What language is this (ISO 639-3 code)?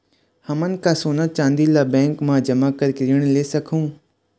hne